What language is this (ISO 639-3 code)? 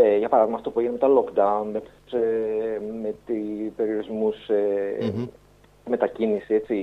ell